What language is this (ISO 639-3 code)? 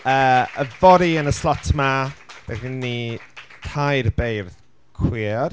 cym